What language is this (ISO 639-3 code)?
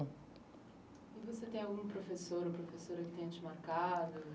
por